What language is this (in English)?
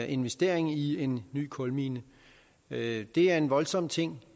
Danish